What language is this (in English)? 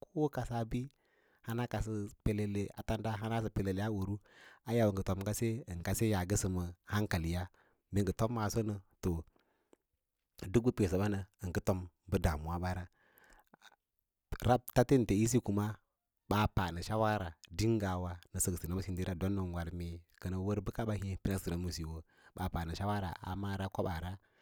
Lala-Roba